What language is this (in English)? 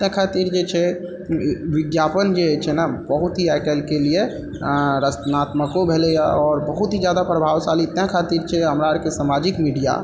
Maithili